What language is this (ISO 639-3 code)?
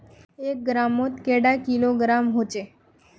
mag